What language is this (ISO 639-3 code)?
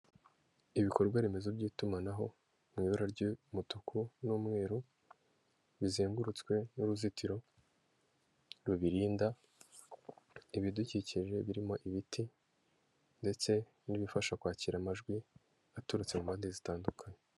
kin